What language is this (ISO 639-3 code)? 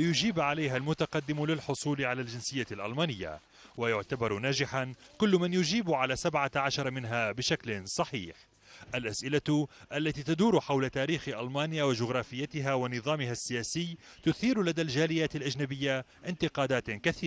ara